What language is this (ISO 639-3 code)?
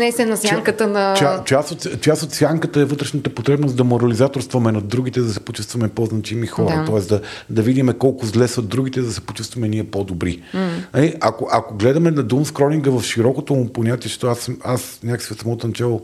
bul